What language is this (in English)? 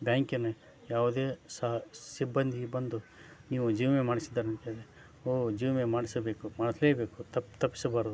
Kannada